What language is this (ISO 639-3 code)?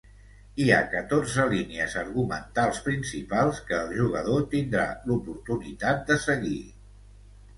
cat